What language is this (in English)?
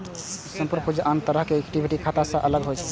Maithili